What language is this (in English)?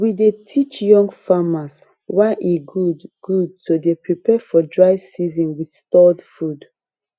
Nigerian Pidgin